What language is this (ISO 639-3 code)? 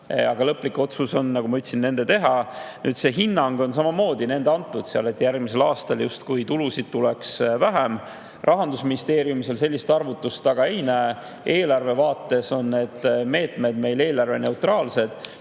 est